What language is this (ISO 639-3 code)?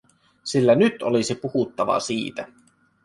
fin